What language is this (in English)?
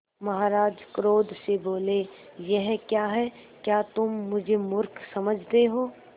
Hindi